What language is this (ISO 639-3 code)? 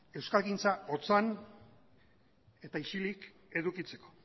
eus